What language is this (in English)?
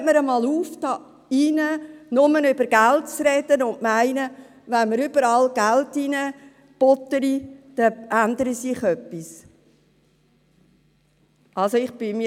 Swiss German